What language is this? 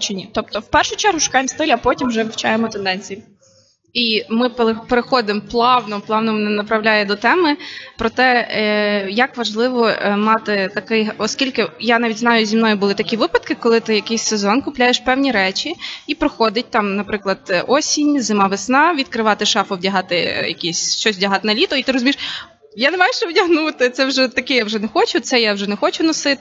Ukrainian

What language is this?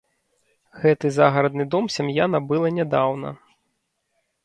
Belarusian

